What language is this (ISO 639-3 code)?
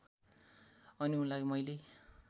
nep